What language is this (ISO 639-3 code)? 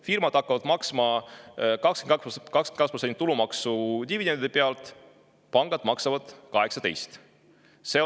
est